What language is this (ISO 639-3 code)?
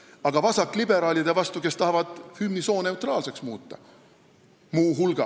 est